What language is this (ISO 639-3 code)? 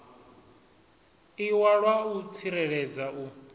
ven